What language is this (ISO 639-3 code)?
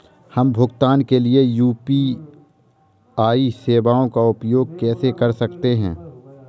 hin